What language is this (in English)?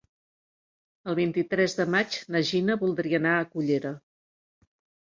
Catalan